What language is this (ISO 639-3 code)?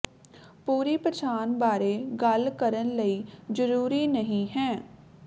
pan